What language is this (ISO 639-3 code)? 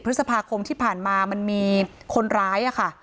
tha